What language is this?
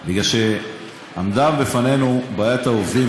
Hebrew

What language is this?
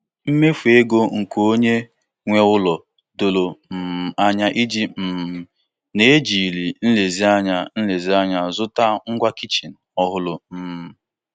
Igbo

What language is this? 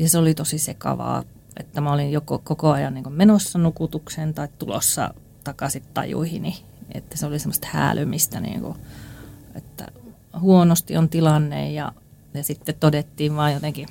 Finnish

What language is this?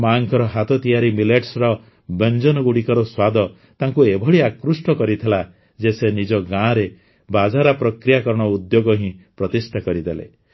Odia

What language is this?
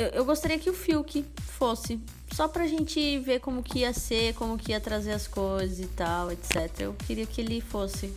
Portuguese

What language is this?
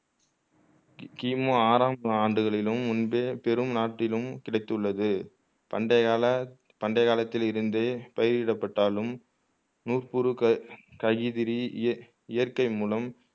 Tamil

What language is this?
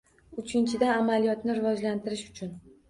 Uzbek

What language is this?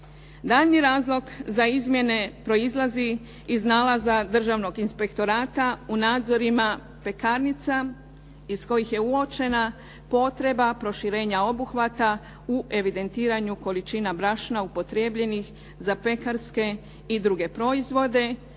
Croatian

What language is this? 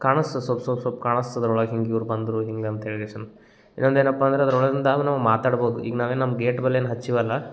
Kannada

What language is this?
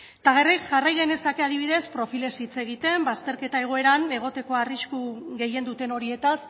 Basque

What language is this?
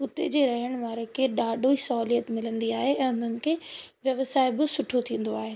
Sindhi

